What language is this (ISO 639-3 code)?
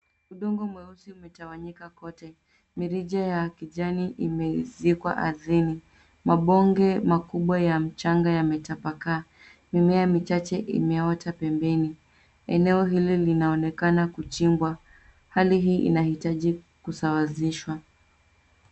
swa